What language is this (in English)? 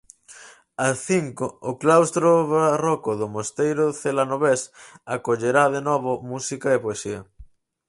Galician